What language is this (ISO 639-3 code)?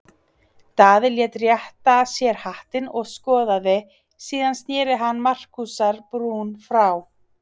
isl